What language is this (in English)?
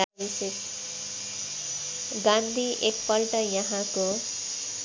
Nepali